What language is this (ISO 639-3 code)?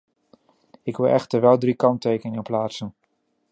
nld